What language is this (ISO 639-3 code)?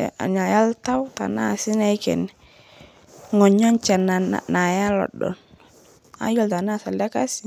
mas